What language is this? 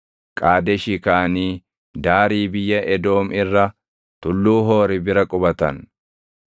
Oromo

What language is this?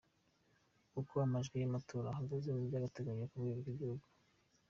Kinyarwanda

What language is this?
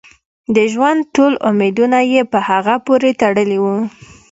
Pashto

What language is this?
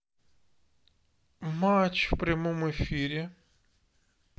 Russian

